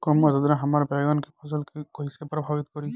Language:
Bhojpuri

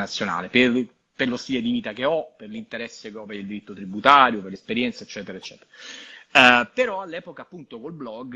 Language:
Italian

